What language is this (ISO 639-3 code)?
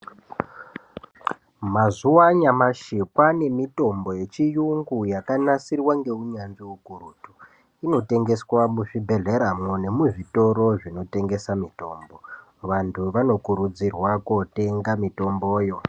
ndc